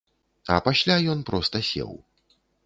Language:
Belarusian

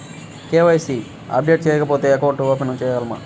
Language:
Telugu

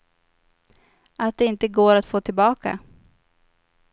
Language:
Swedish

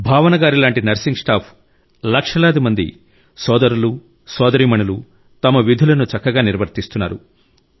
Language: Telugu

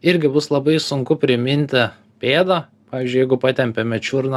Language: Lithuanian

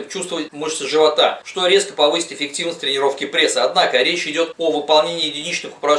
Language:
Russian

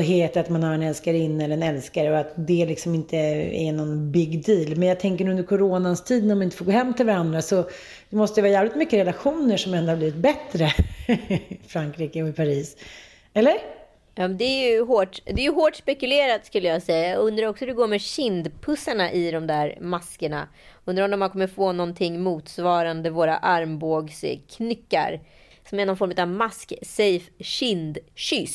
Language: Swedish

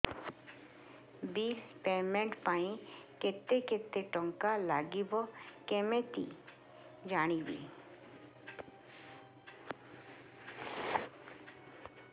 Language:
Odia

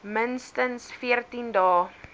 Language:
Afrikaans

